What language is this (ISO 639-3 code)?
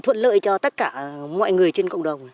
vie